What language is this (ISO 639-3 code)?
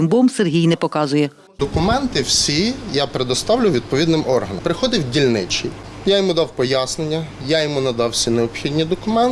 ukr